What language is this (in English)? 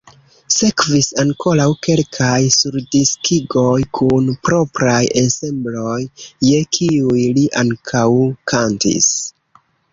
Esperanto